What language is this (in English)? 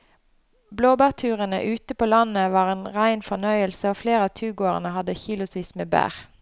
Norwegian